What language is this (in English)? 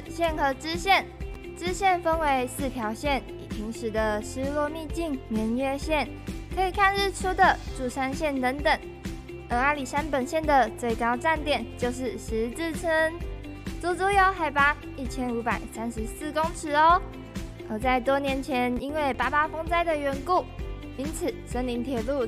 Chinese